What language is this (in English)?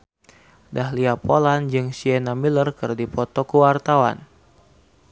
Sundanese